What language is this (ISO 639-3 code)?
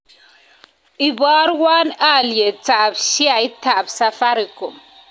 kln